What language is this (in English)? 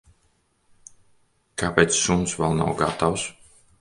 Latvian